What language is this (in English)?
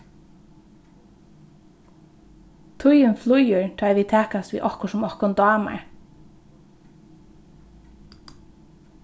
Faroese